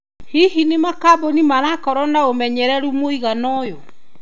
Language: Kikuyu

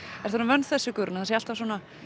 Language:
Icelandic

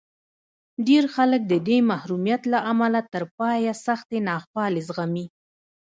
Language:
Pashto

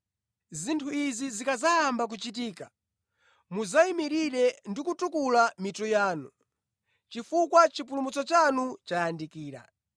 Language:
Nyanja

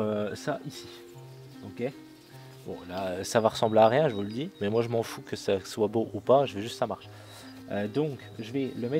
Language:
French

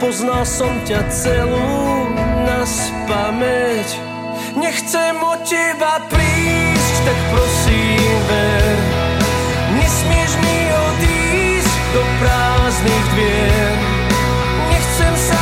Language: Slovak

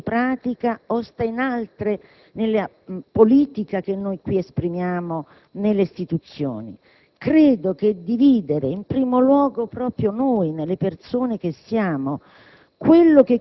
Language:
Italian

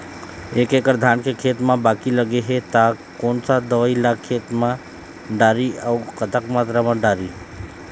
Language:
Chhattisgarhi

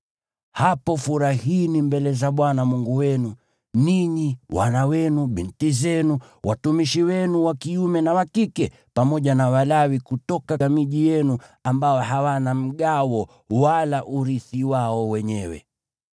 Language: Swahili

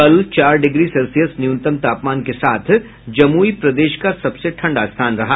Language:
Hindi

